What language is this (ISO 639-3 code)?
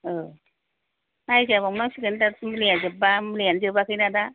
brx